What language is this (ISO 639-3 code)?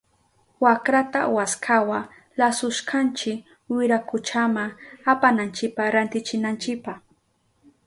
qup